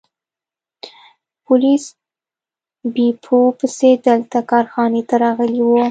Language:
Pashto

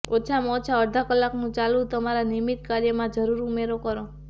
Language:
Gujarati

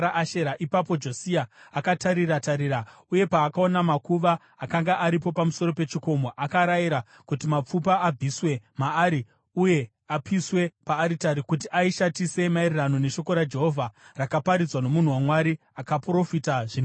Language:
Shona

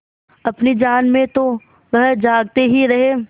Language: Hindi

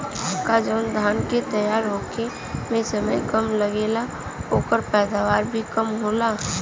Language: Bhojpuri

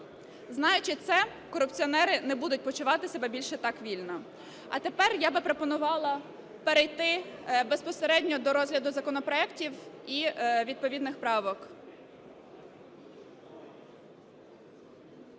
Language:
Ukrainian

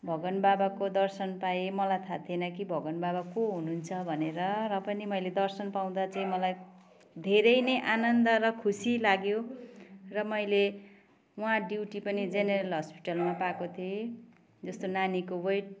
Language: Nepali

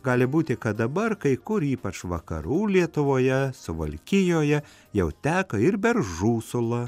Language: Lithuanian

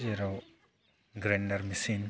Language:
Bodo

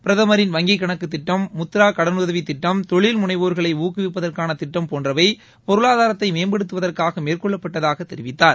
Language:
Tamil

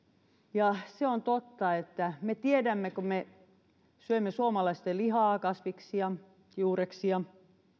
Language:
Finnish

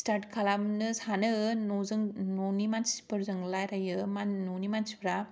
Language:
Bodo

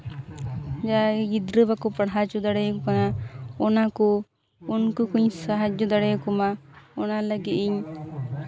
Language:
Santali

